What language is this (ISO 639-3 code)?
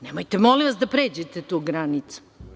srp